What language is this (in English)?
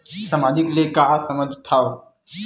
Chhattisgarhi